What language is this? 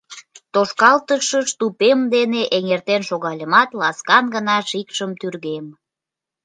Mari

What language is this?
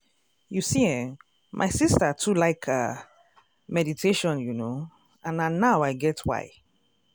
Nigerian Pidgin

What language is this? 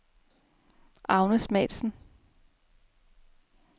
Danish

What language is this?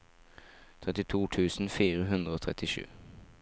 Norwegian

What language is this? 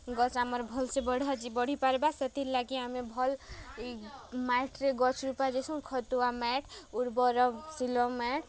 Odia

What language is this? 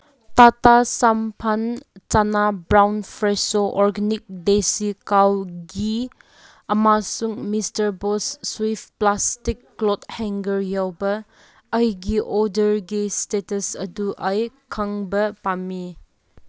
Manipuri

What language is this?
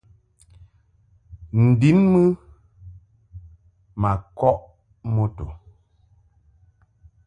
Mungaka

